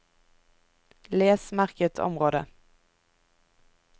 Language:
Norwegian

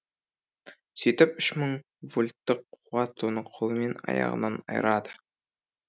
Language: Kazakh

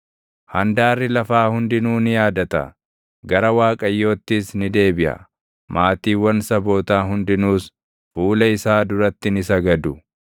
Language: Oromo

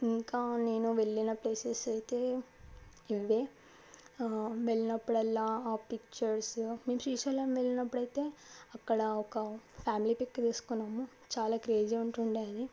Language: Telugu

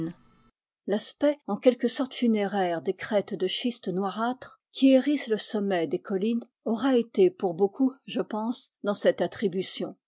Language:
French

